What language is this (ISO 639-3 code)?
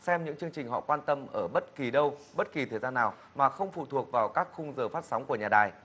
vie